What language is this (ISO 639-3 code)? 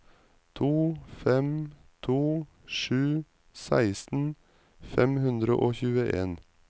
nor